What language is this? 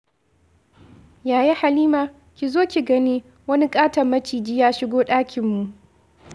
Hausa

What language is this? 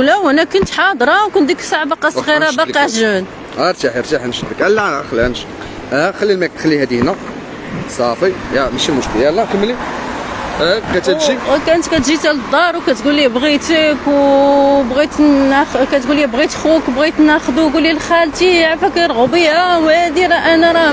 Arabic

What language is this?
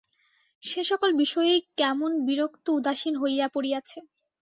Bangla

